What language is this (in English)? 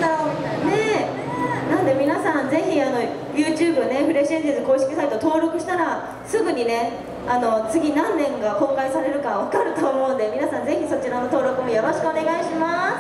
Japanese